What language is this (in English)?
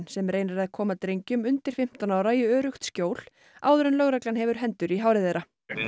Icelandic